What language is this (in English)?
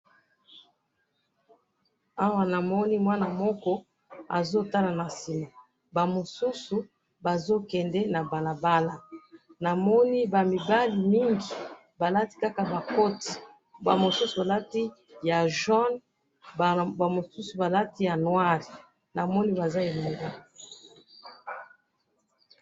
Lingala